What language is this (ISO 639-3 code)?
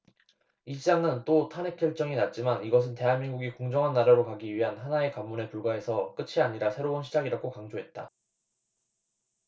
kor